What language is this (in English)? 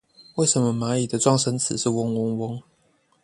Chinese